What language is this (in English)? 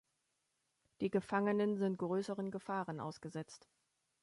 German